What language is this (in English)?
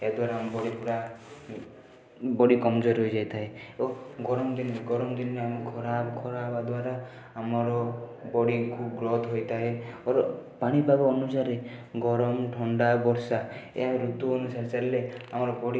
Odia